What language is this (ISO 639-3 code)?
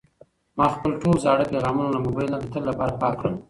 pus